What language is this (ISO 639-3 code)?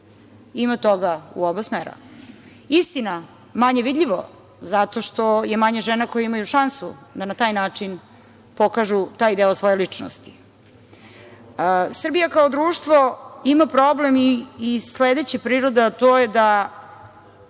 srp